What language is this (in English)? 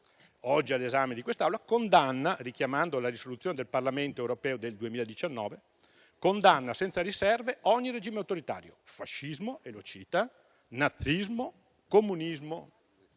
Italian